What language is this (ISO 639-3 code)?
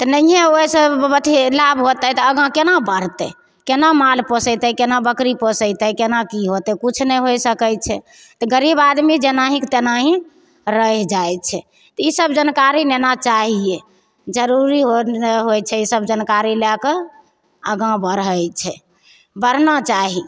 mai